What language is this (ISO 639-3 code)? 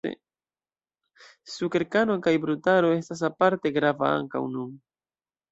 epo